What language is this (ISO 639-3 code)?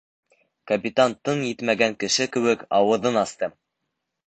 bak